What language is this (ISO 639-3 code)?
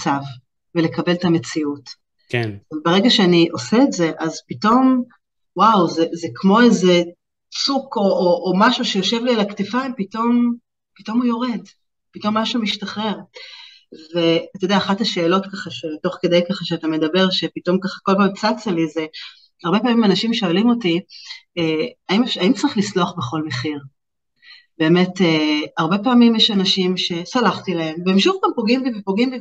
heb